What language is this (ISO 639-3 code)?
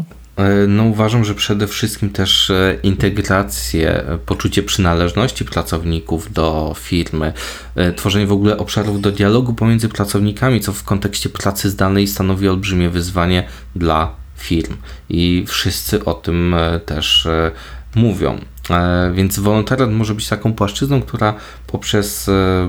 pol